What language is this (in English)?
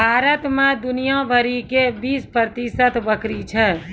Maithili